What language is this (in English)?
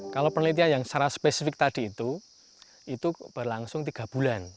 Indonesian